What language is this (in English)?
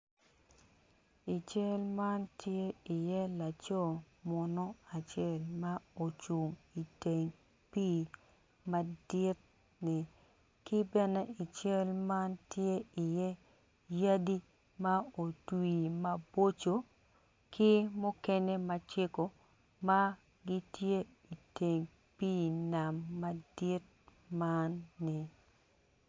Acoli